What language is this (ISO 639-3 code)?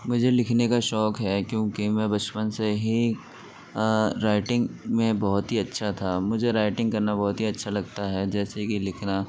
urd